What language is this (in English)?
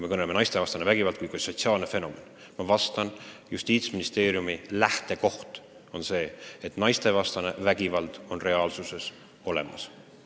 Estonian